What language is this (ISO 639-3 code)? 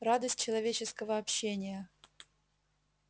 rus